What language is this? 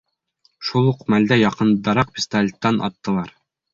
Bashkir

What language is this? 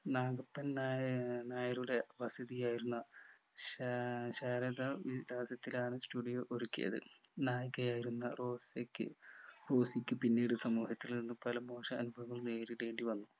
Malayalam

